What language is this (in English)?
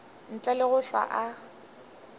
Northern Sotho